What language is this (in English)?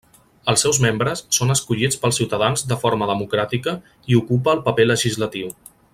Catalan